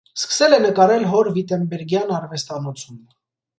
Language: Armenian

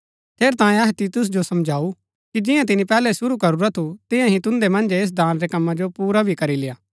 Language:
Gaddi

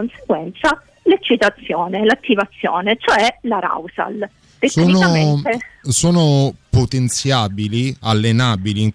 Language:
Italian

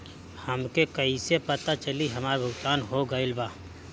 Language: Bhojpuri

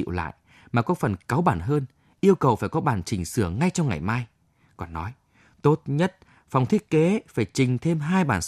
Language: Vietnamese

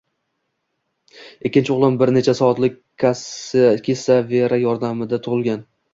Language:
Uzbek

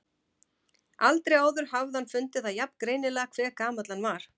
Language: Icelandic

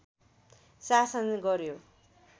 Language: Nepali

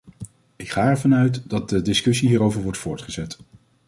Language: Dutch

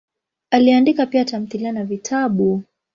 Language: Swahili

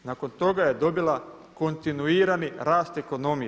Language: Croatian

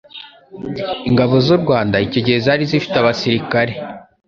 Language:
Kinyarwanda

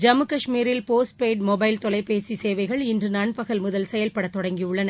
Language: Tamil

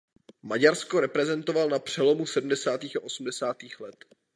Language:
Czech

